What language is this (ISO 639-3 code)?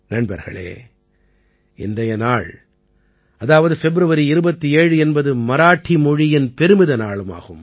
tam